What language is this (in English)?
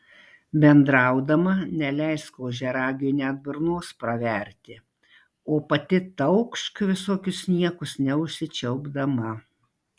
Lithuanian